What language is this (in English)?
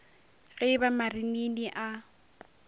Northern Sotho